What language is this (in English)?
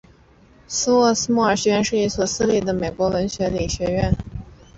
Chinese